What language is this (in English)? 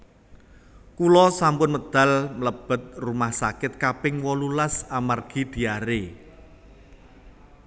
Javanese